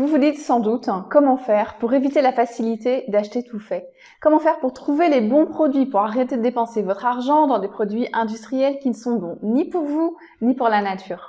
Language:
French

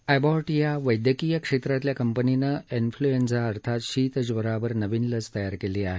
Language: Marathi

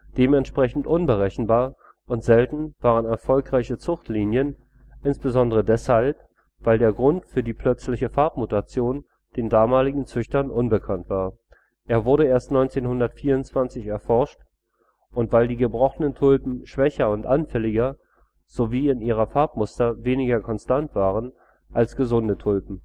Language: German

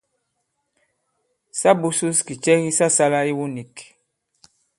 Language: Bankon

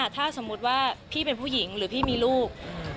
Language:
Thai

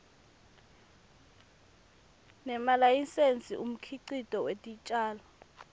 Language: Swati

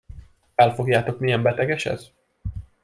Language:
Hungarian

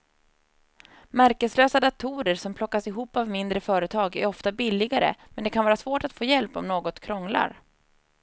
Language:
Swedish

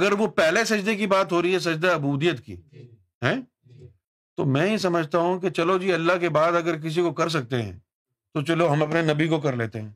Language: Urdu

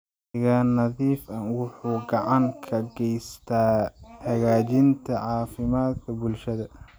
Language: Somali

